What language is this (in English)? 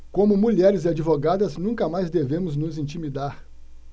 Portuguese